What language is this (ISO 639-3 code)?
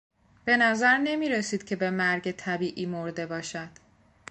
fas